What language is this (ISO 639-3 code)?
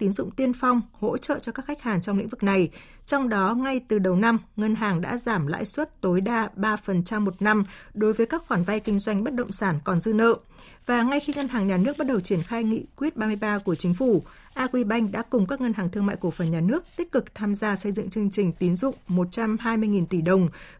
vie